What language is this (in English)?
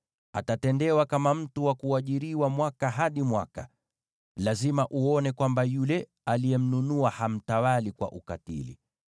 Swahili